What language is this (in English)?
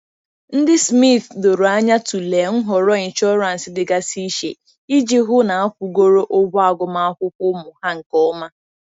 Igbo